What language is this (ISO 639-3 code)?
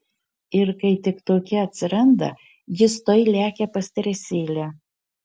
lit